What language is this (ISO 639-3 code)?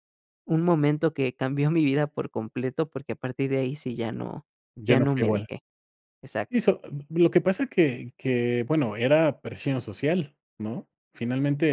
spa